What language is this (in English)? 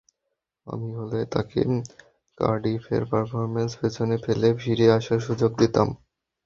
Bangla